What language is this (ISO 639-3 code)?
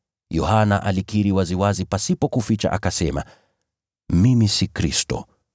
swa